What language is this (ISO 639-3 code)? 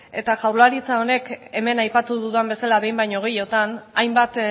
eus